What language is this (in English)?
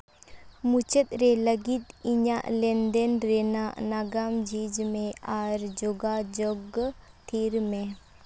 Santali